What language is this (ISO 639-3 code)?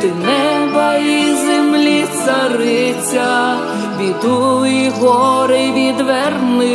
rus